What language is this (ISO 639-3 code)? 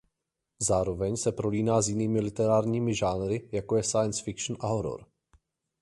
ces